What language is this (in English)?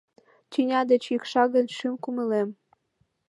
Mari